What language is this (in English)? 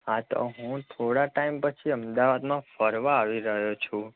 Gujarati